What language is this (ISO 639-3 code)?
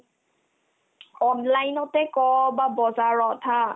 asm